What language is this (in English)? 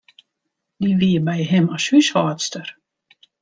Western Frisian